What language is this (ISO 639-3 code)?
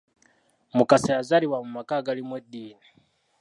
lug